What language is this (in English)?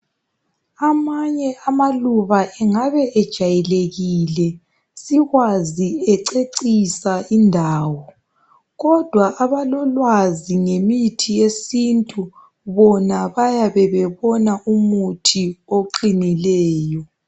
North Ndebele